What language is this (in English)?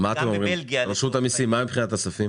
Hebrew